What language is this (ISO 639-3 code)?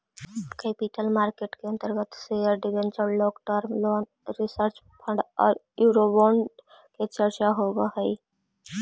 mag